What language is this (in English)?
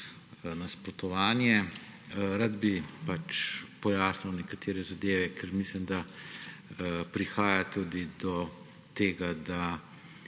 Slovenian